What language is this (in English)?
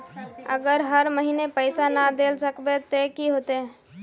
Magahi